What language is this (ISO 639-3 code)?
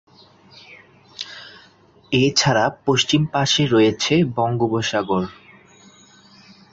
ben